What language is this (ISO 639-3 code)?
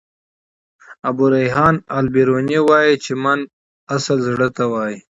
pus